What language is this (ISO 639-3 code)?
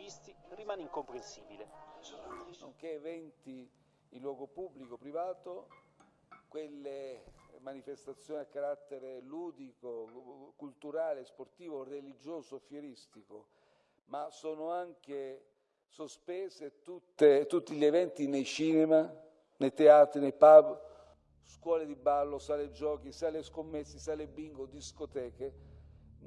ita